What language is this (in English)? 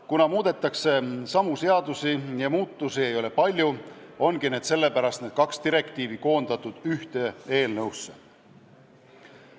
Estonian